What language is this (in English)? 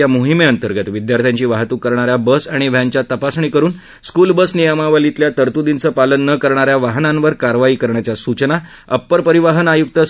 Marathi